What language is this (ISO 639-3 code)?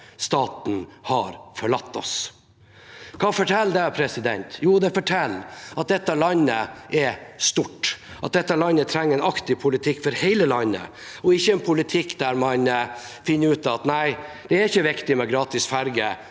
nor